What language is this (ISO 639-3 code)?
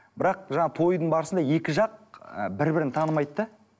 kaz